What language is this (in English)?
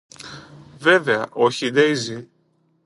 Greek